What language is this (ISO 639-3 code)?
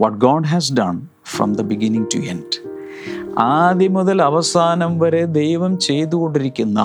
mal